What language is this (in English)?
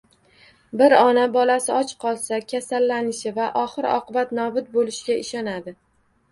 Uzbek